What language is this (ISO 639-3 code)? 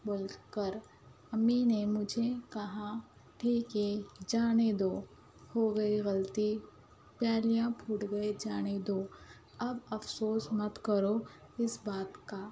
urd